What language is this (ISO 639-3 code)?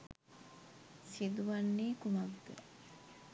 sin